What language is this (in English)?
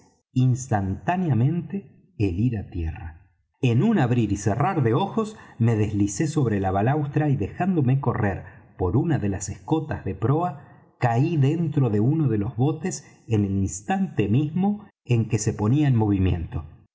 Spanish